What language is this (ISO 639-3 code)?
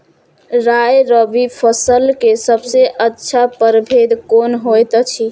mai